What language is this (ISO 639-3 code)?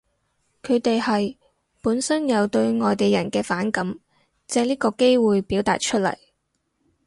yue